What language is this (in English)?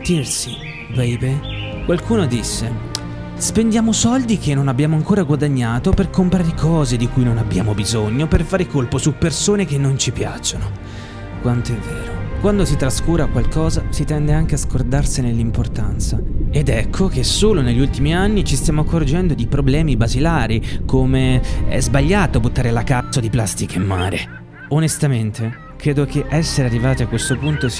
Italian